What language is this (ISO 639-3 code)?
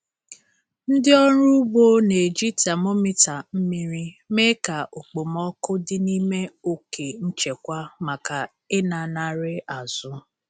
ibo